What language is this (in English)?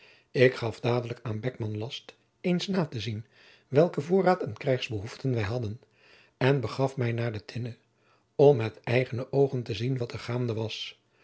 Dutch